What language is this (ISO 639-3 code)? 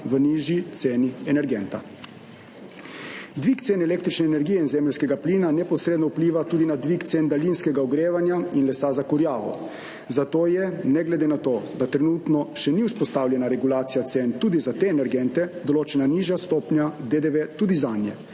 slv